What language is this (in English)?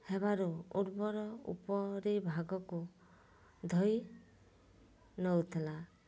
Odia